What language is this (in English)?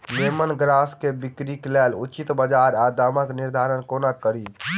Maithili